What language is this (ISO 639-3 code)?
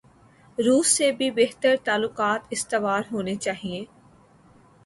urd